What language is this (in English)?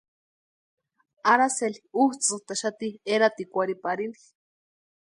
Western Highland Purepecha